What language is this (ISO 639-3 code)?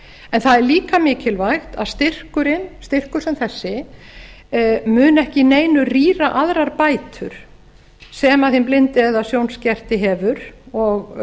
isl